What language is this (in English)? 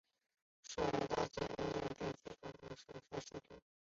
Chinese